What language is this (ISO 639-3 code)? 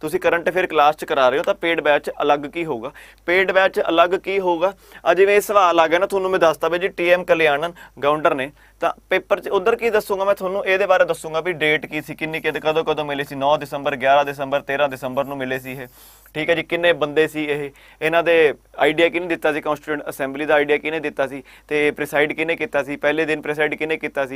hin